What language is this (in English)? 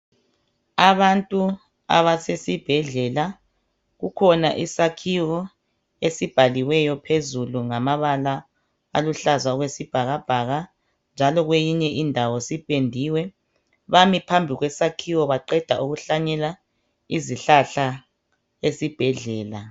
North Ndebele